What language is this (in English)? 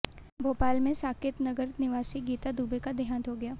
Hindi